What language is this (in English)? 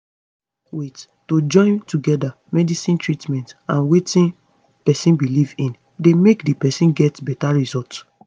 Nigerian Pidgin